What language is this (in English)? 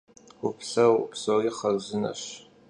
Kabardian